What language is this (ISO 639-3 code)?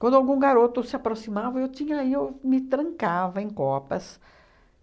por